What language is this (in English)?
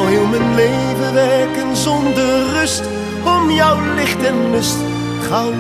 Dutch